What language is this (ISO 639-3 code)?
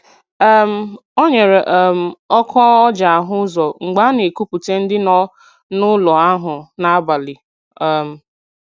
ibo